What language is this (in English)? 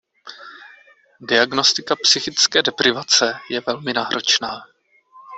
Czech